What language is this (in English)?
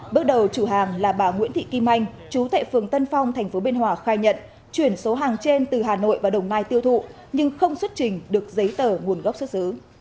Vietnamese